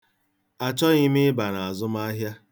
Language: Igbo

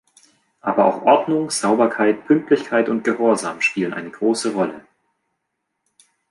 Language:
German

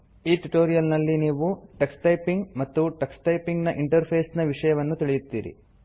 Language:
Kannada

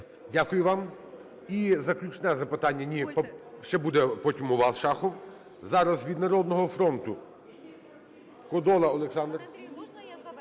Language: Ukrainian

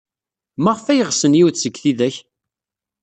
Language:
Kabyle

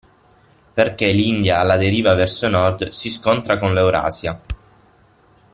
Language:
Italian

